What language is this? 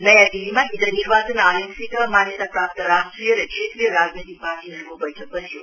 Nepali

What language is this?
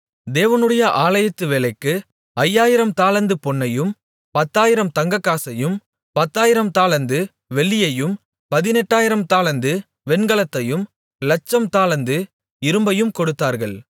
Tamil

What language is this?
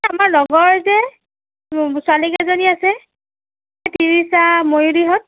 Assamese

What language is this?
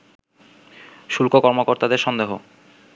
Bangla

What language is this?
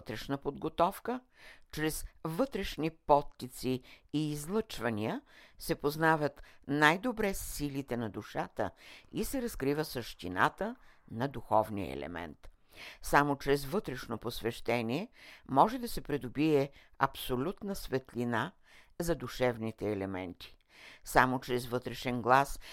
Bulgarian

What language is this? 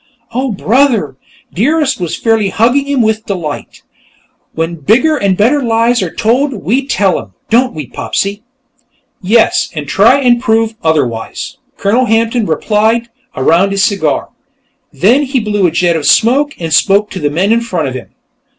English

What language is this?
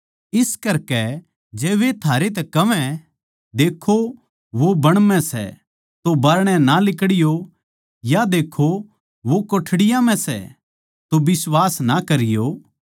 Haryanvi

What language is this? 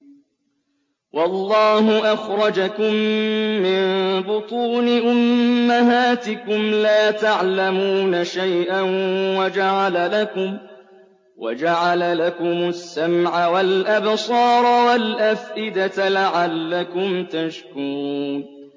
Arabic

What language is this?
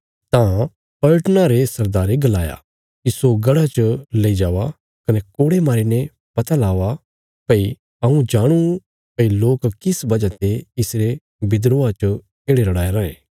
Bilaspuri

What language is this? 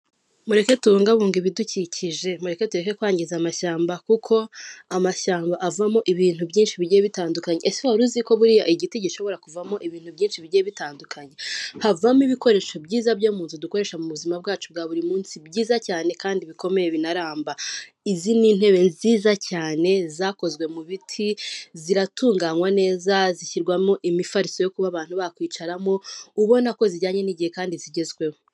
Kinyarwanda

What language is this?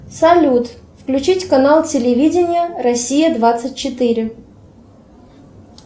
Russian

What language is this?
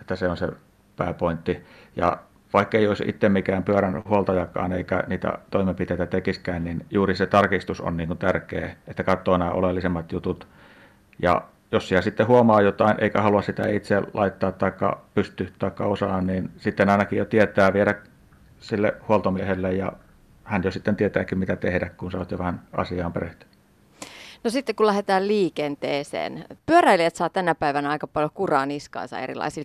Finnish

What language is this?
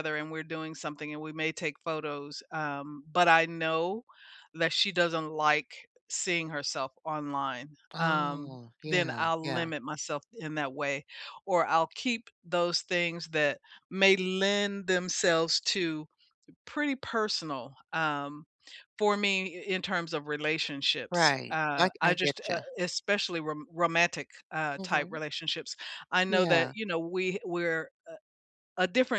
English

